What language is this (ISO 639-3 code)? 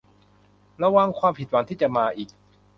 tha